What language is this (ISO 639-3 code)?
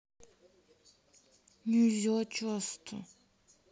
rus